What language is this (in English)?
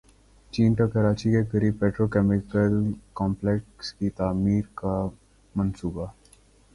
Urdu